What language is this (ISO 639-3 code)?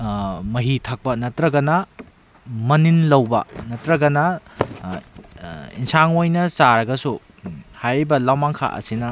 mni